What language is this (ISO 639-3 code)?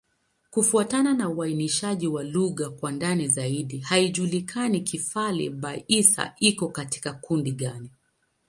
swa